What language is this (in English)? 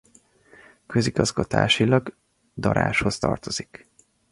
Hungarian